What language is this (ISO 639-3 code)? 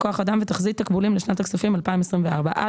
heb